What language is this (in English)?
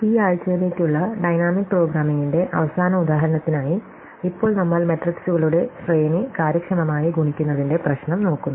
Malayalam